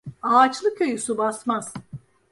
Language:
Turkish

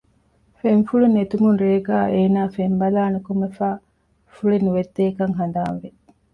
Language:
Divehi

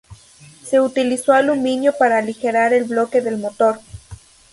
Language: Spanish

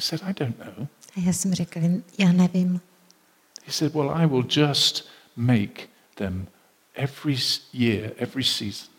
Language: Czech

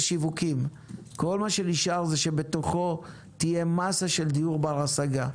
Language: Hebrew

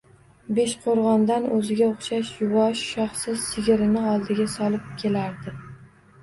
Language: Uzbek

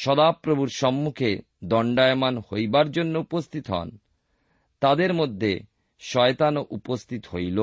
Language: Bangla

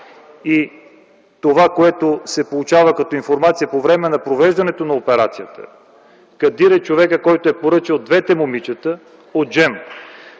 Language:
Bulgarian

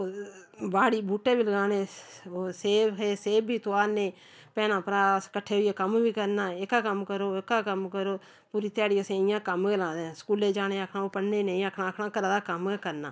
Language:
Dogri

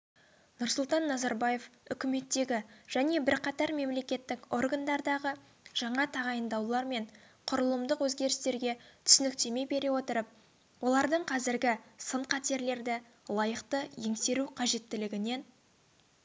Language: Kazakh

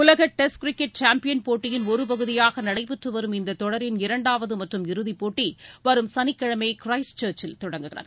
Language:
Tamil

